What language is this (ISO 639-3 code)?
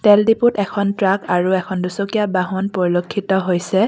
asm